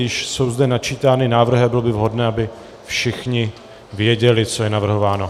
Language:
Czech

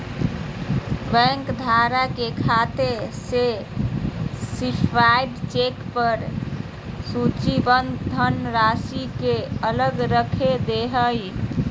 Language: Magahi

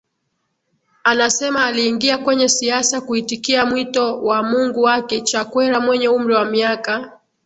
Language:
Swahili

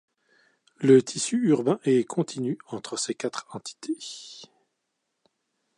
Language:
French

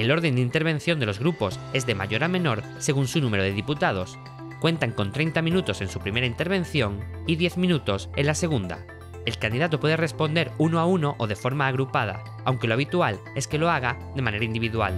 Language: Spanish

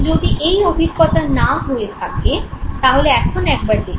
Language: Bangla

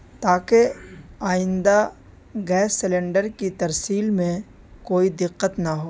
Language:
Urdu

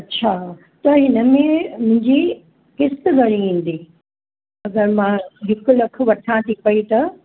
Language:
Sindhi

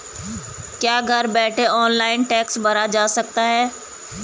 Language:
Hindi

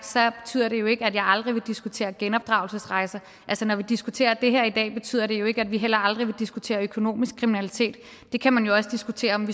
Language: Danish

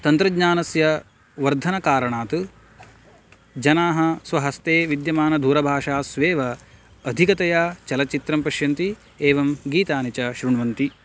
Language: Sanskrit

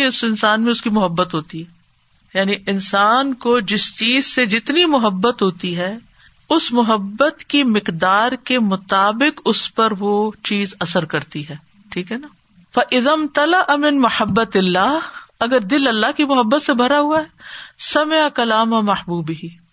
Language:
Urdu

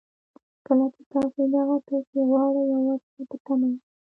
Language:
Pashto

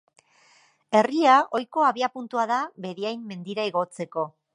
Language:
Basque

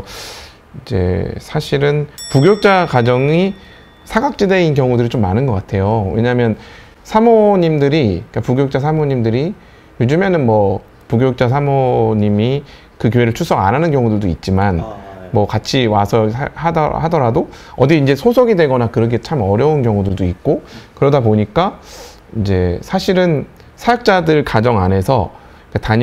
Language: Korean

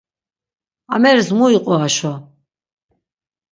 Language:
Laz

